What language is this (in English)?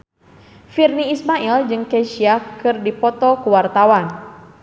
Sundanese